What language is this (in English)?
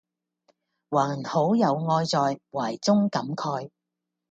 Cantonese